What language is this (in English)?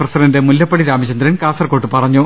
Malayalam